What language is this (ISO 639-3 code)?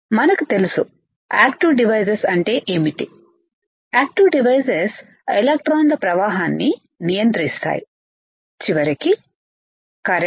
tel